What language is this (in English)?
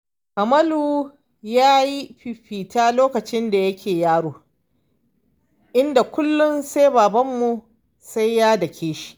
Hausa